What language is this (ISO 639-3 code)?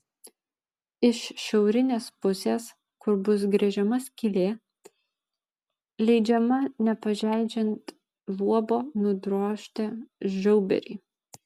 lit